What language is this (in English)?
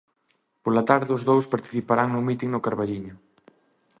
Galician